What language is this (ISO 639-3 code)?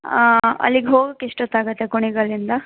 kan